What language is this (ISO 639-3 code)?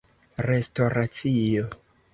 epo